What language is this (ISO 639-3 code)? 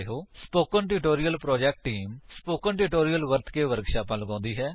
pan